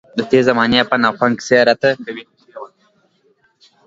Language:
Pashto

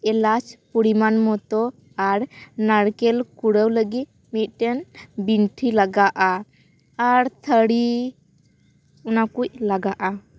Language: Santali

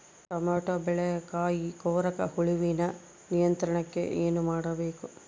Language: Kannada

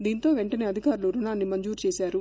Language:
Telugu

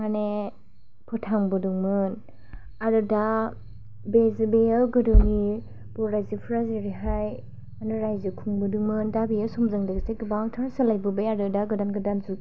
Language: Bodo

